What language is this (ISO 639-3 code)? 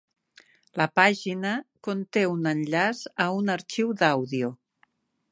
cat